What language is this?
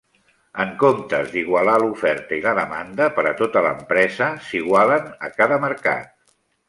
Catalan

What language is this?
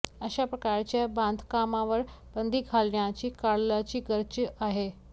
Marathi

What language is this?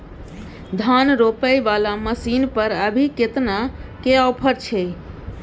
Maithili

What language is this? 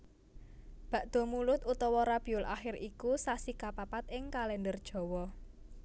Javanese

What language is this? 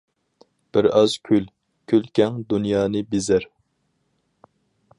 Uyghur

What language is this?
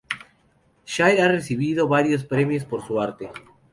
Spanish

